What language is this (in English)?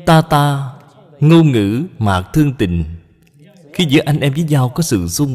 Vietnamese